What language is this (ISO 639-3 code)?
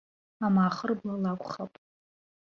abk